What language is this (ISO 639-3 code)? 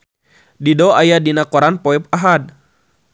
sun